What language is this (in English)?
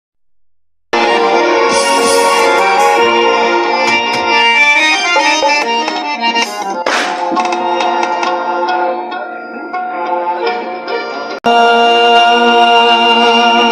Romanian